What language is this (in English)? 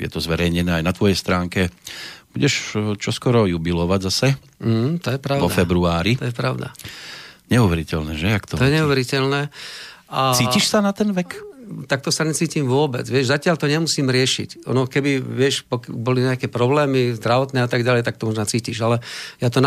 Slovak